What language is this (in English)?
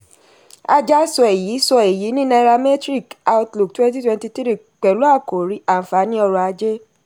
Yoruba